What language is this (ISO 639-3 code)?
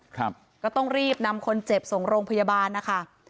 tha